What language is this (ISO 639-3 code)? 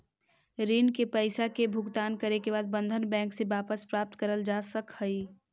mag